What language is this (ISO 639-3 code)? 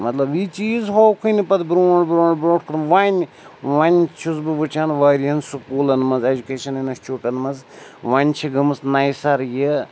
kas